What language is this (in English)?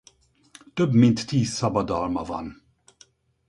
Hungarian